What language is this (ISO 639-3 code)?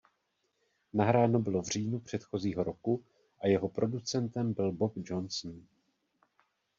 ces